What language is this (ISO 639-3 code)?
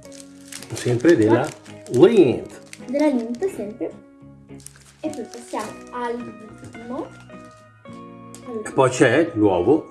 ita